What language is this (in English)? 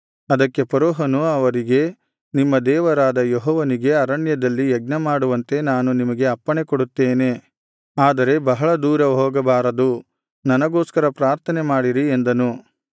Kannada